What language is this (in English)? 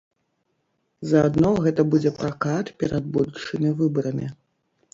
Belarusian